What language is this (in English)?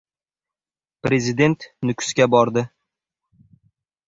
Uzbek